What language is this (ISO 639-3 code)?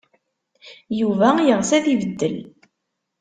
kab